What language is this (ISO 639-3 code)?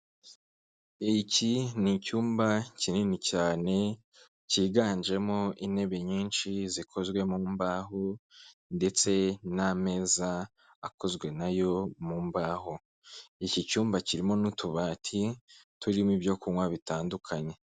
kin